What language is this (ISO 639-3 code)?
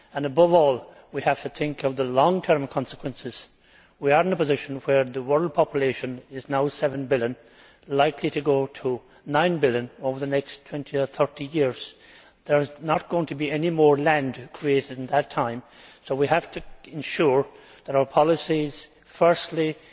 eng